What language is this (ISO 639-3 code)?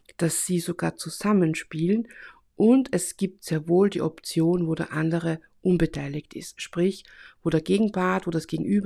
deu